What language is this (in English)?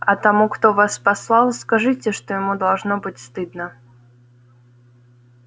Russian